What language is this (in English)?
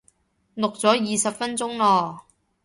Cantonese